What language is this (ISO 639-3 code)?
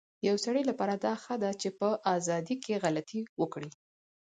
pus